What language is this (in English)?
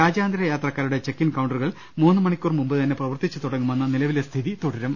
Malayalam